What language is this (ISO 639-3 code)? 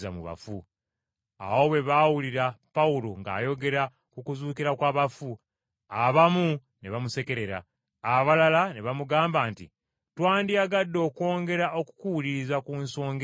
lug